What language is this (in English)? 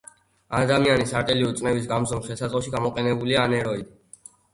Georgian